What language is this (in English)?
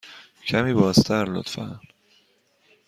Persian